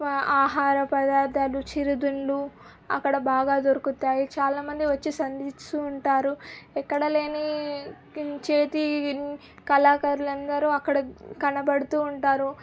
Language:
Telugu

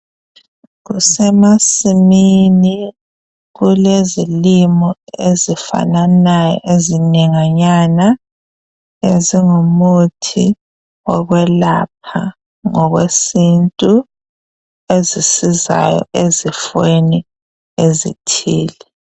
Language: North Ndebele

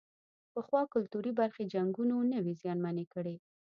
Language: Pashto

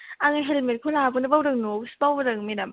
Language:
Bodo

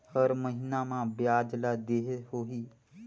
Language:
Chhattisgarhi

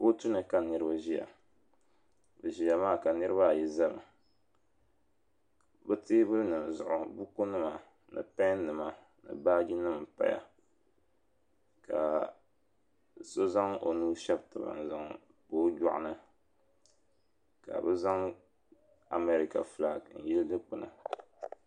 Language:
Dagbani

